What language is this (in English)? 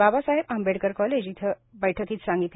Marathi